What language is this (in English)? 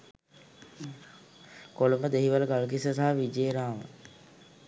Sinhala